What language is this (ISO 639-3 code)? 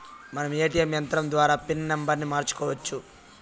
tel